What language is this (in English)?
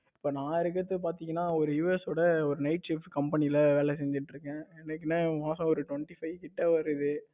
Tamil